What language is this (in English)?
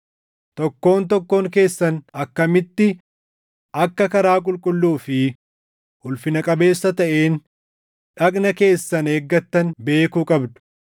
Oromo